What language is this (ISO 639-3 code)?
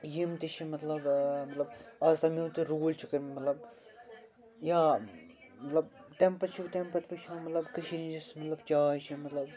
kas